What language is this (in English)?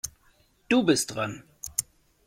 German